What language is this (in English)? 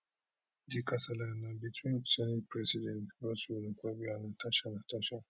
Nigerian Pidgin